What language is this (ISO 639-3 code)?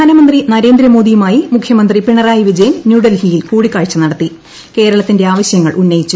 mal